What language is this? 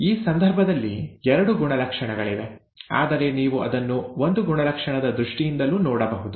Kannada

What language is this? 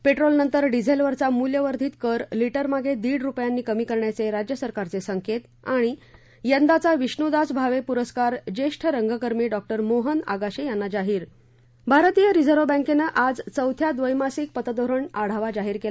Marathi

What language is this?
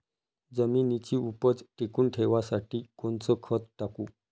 Marathi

